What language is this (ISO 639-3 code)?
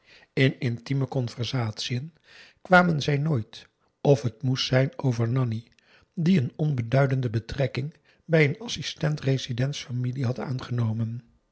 nld